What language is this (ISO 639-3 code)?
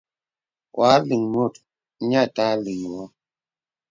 beb